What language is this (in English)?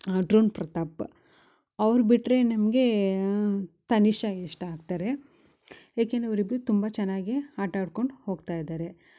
Kannada